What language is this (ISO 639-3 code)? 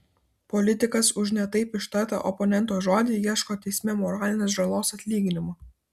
lit